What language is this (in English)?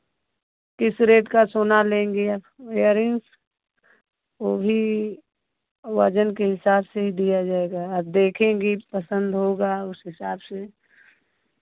Hindi